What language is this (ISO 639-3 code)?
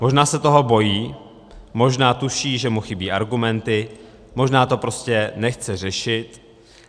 ces